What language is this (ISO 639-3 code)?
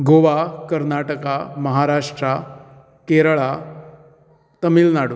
kok